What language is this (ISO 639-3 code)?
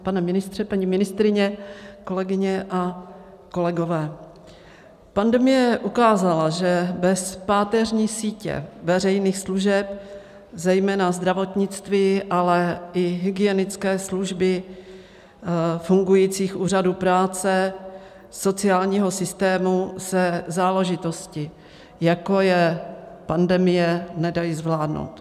ces